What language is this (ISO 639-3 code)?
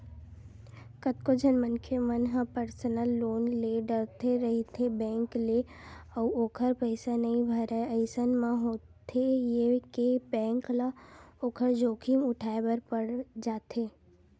hne